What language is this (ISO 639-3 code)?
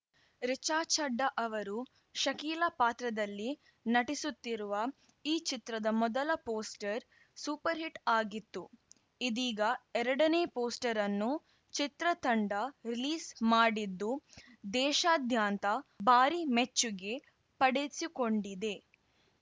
kan